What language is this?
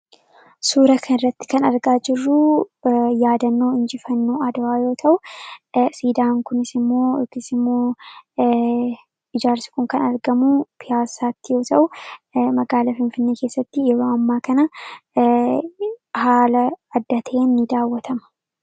Oromo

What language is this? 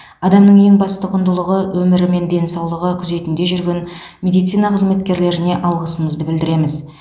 Kazakh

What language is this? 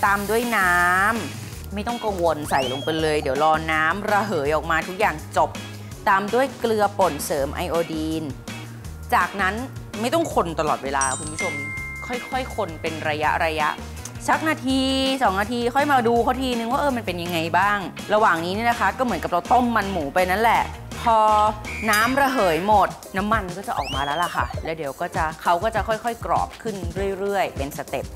Thai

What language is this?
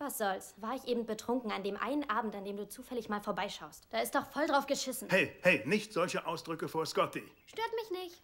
German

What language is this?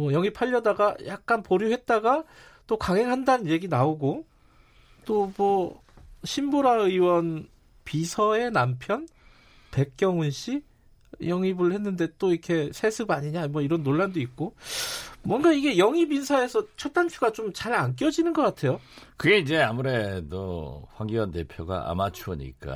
Korean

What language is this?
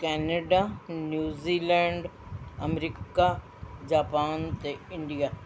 Punjabi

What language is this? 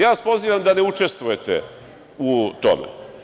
Serbian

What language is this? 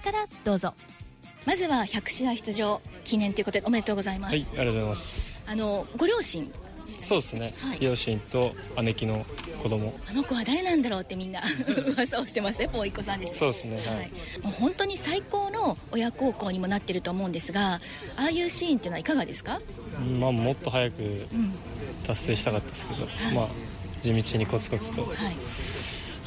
Japanese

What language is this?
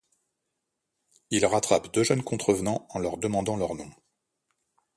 French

